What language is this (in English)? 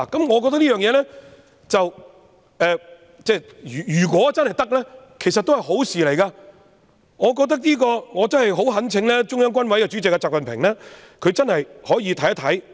Cantonese